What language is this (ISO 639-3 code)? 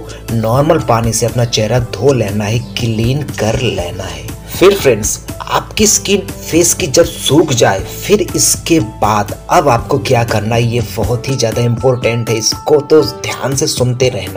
hin